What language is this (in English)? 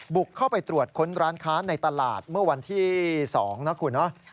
Thai